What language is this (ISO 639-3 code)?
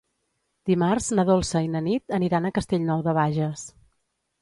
cat